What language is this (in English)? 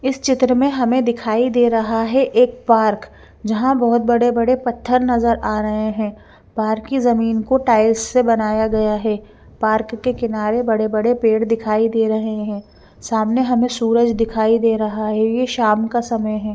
Hindi